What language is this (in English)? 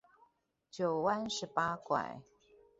Chinese